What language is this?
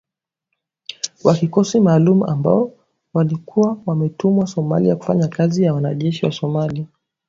Swahili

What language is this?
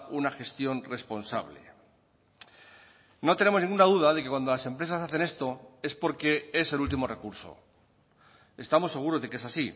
Spanish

